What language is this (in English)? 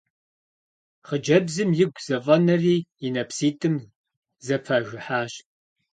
Kabardian